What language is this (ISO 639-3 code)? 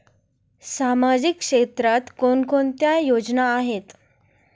mar